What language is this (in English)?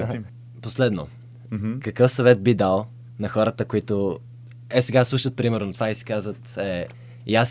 Bulgarian